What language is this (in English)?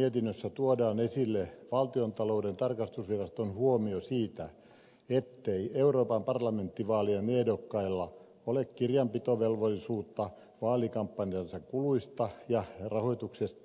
Finnish